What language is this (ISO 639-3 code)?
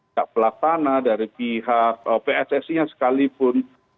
ind